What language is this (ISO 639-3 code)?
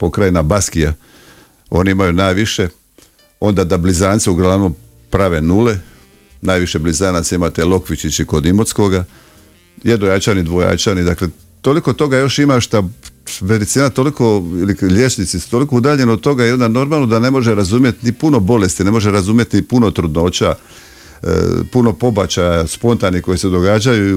hrv